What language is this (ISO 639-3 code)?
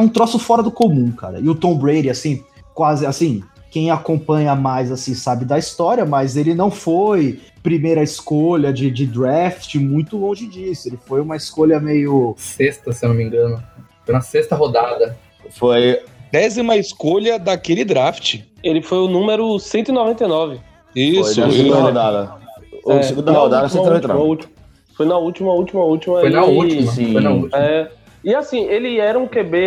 por